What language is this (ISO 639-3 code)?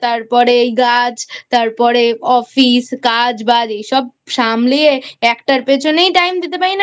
ben